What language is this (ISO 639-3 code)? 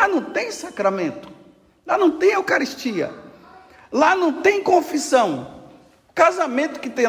por